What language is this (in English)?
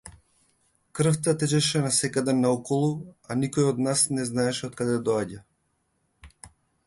Macedonian